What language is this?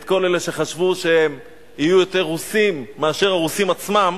Hebrew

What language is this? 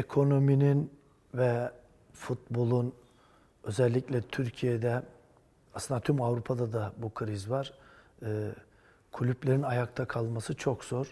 Turkish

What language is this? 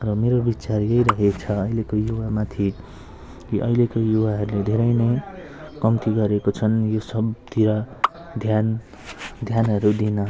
Nepali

